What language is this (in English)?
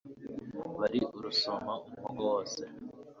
Kinyarwanda